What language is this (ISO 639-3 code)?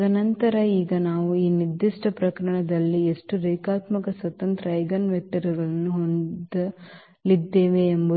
kan